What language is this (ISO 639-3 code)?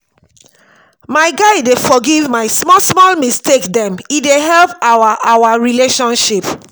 pcm